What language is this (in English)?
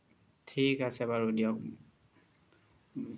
Assamese